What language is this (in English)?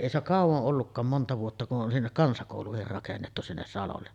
Finnish